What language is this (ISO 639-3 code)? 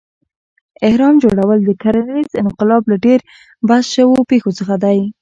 pus